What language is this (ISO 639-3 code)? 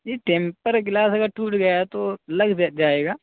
urd